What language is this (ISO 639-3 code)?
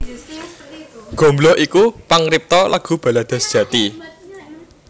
jav